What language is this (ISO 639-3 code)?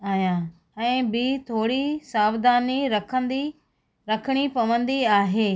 snd